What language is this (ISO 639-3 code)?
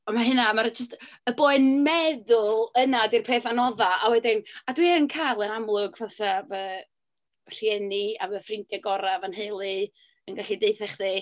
cym